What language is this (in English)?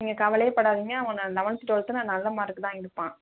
Tamil